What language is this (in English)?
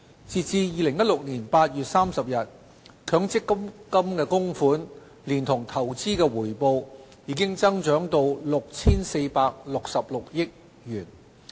Cantonese